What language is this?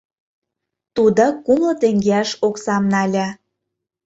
Mari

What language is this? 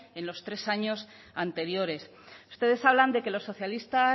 Spanish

